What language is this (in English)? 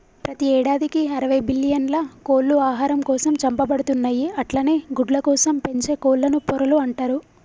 Telugu